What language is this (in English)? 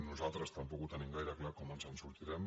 Catalan